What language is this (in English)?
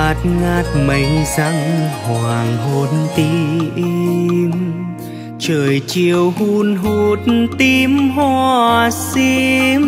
Vietnamese